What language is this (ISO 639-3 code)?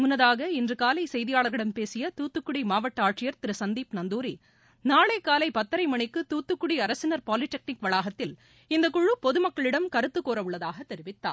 tam